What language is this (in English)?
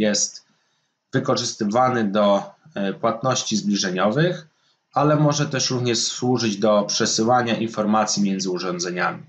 Polish